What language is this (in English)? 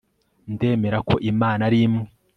Kinyarwanda